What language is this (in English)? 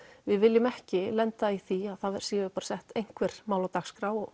Icelandic